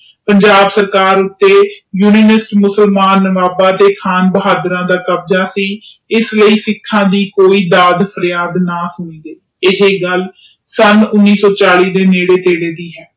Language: Punjabi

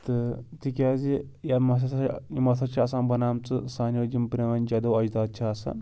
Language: Kashmiri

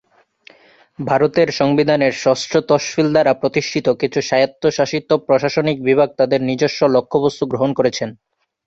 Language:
Bangla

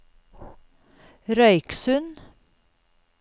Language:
Norwegian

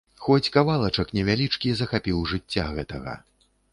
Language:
Belarusian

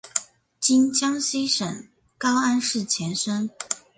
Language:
Chinese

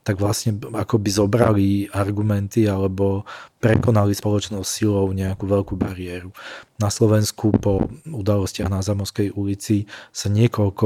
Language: Slovak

